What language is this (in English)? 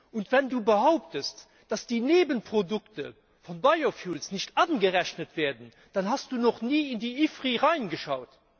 German